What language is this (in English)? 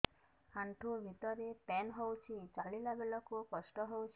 Odia